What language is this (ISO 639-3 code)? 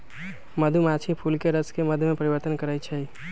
mag